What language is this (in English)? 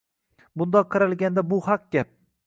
Uzbek